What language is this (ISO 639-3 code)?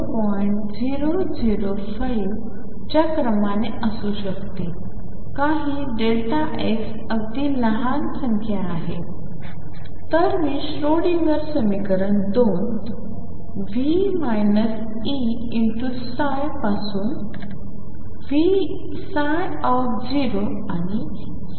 mar